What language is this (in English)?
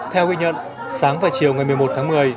Vietnamese